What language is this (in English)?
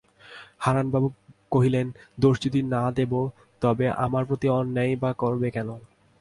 Bangla